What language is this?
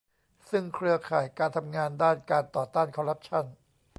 Thai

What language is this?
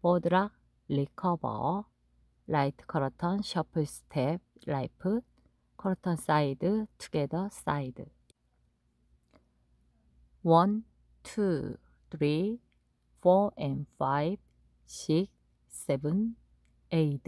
Korean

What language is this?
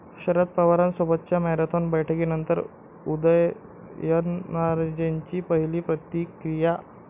Marathi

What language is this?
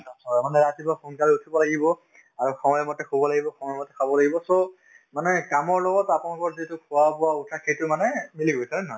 Assamese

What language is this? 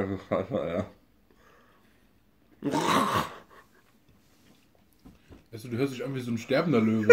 German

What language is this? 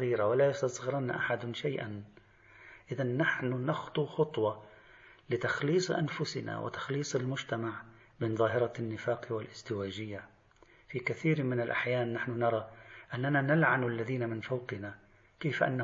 Arabic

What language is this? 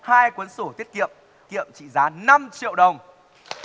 Vietnamese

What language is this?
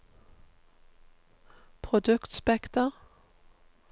Norwegian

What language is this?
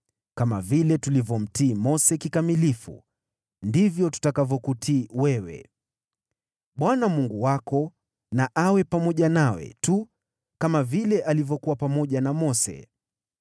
Swahili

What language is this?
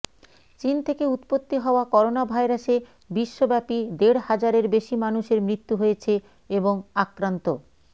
Bangla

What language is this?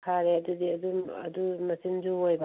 Manipuri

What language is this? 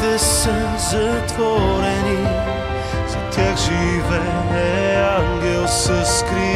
Bulgarian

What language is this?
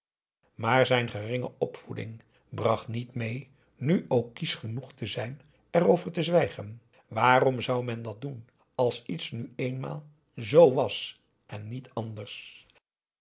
Dutch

